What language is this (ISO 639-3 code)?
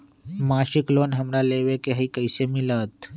mag